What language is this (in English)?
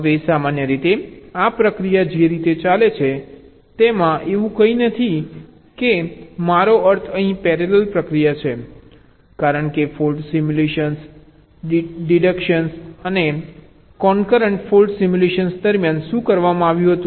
Gujarati